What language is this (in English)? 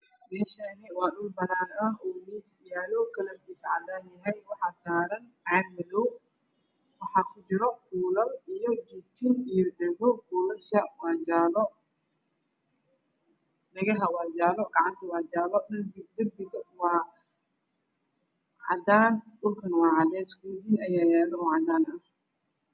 Somali